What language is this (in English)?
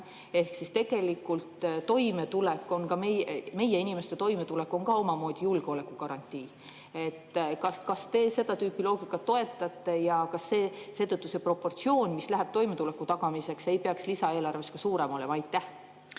Estonian